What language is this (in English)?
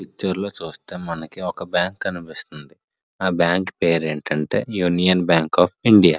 Telugu